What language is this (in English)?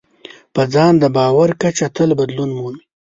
Pashto